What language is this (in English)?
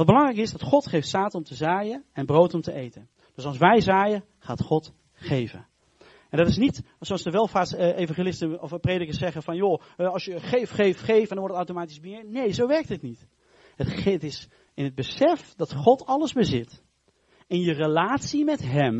Dutch